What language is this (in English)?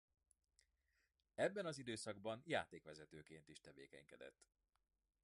Hungarian